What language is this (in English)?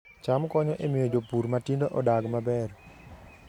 Luo (Kenya and Tanzania)